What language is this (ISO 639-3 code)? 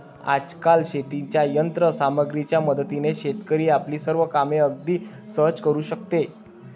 mar